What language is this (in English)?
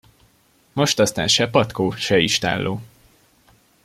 Hungarian